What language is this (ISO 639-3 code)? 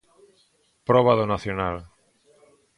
glg